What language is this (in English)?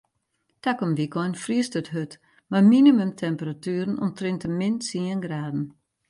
Western Frisian